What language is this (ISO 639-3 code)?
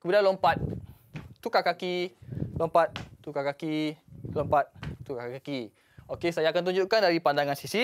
msa